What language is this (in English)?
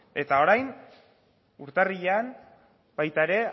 Basque